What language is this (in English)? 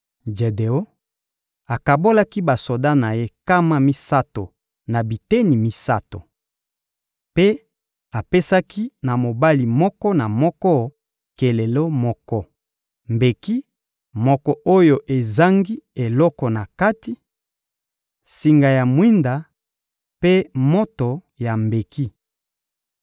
Lingala